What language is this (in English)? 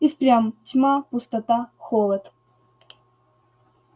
Russian